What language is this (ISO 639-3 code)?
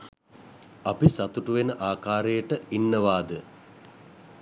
sin